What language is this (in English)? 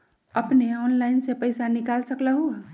Magahi